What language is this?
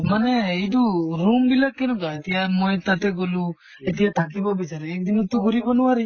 Assamese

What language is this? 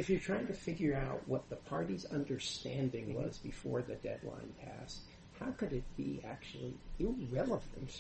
English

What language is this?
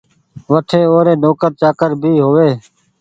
Goaria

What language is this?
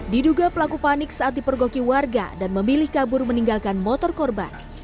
Indonesian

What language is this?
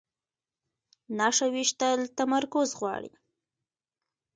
Pashto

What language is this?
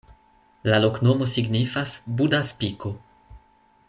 Esperanto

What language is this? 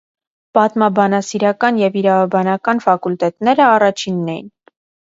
Armenian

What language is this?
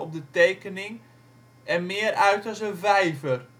Dutch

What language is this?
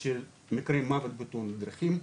Hebrew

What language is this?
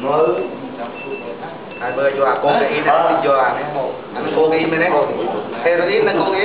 Vietnamese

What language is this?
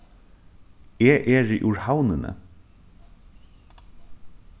Faroese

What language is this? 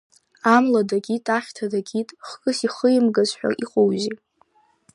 Abkhazian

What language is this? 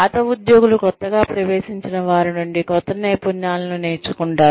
Telugu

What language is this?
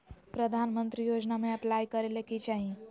Magahi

